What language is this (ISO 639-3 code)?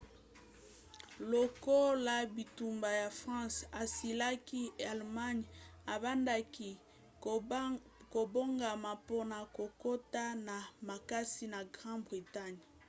lin